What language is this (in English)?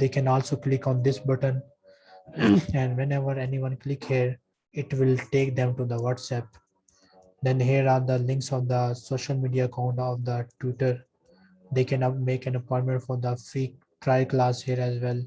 English